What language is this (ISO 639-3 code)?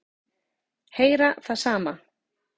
isl